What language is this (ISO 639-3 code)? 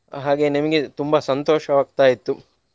kan